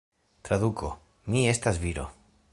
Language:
Esperanto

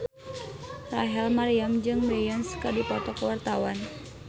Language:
Sundanese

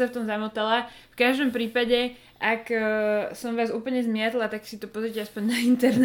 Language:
Slovak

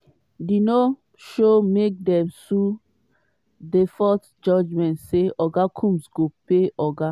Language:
Nigerian Pidgin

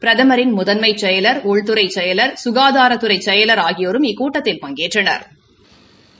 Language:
Tamil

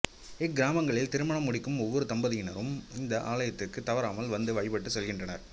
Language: Tamil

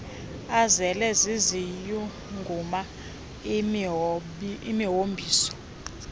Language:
Xhosa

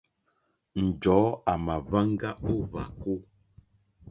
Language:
Mokpwe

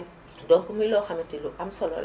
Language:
Wolof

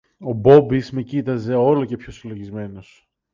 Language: Greek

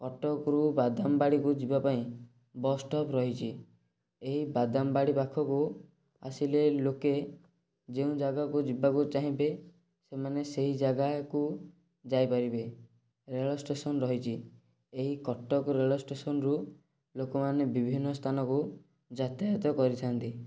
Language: Odia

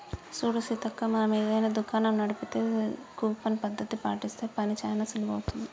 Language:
Telugu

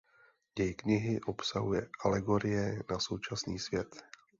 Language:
Czech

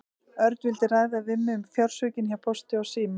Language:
Icelandic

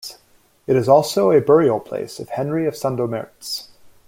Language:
English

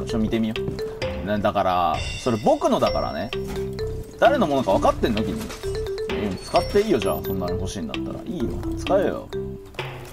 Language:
Japanese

